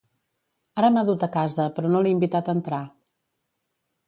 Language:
Catalan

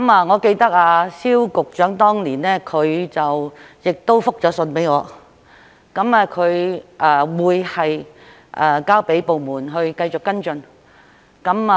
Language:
Cantonese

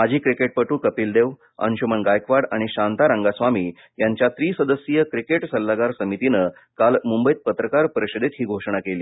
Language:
Marathi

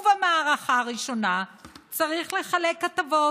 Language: Hebrew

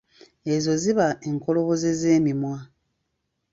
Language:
Ganda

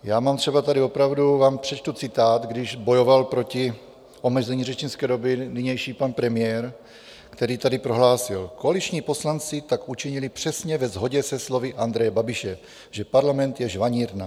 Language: Czech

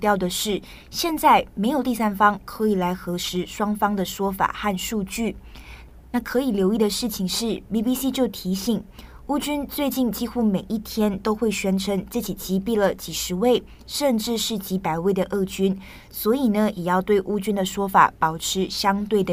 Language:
Chinese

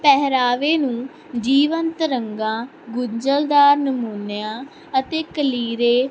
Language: Punjabi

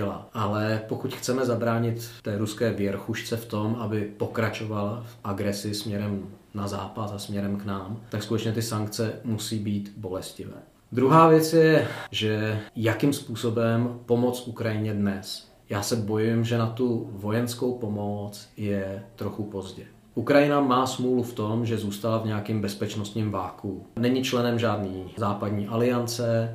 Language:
Czech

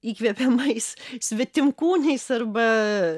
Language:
Lithuanian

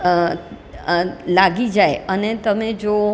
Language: Gujarati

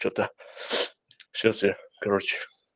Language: Russian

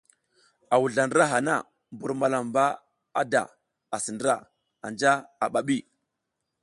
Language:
South Giziga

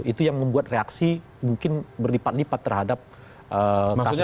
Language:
Indonesian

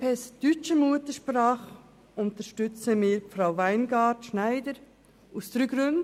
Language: Swiss German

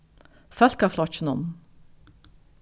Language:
Faroese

